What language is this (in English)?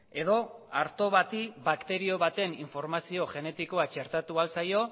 Basque